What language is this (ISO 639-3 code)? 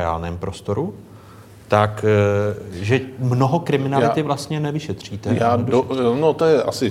ces